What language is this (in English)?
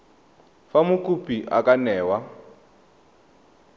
Tswana